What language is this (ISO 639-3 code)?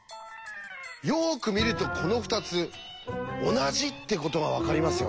jpn